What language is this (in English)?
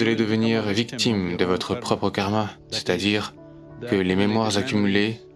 French